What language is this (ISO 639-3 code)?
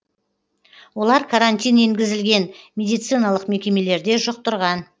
kaz